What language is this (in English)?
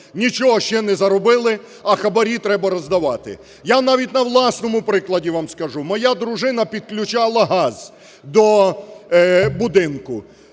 Ukrainian